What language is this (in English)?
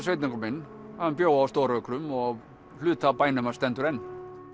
Icelandic